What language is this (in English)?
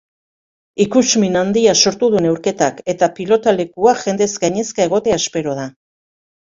Basque